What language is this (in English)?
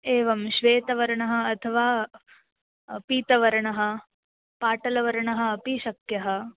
Sanskrit